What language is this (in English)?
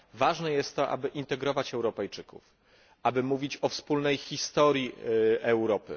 Polish